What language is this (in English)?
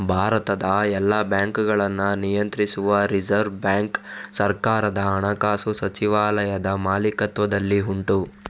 Kannada